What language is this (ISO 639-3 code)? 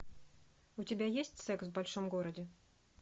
rus